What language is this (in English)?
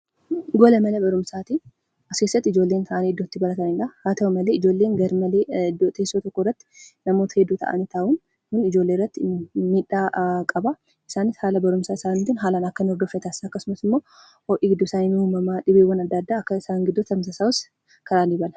Oromo